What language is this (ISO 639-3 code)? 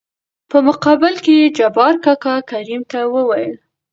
pus